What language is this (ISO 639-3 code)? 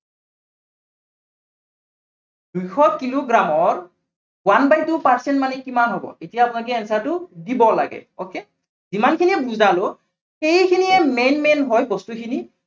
asm